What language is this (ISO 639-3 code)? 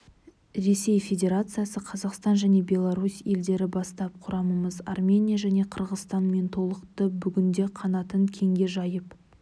kaz